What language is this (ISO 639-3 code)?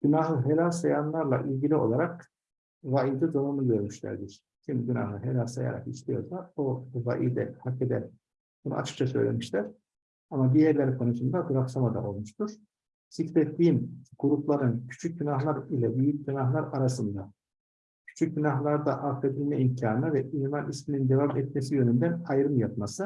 tur